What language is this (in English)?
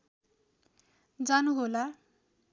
Nepali